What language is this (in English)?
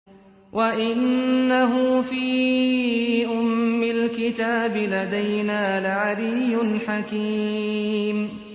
Arabic